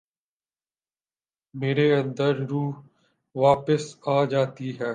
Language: Urdu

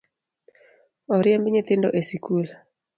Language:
Luo (Kenya and Tanzania)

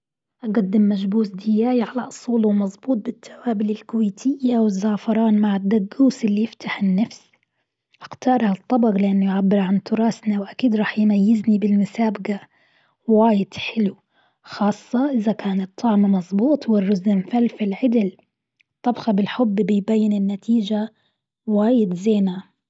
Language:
Gulf Arabic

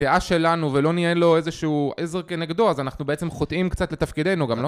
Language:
Hebrew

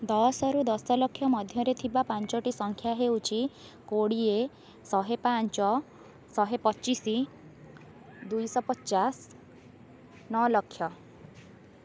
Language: Odia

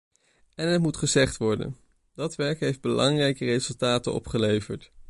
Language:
Dutch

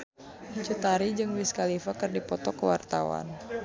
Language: Sundanese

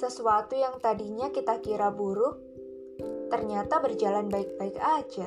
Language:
Indonesian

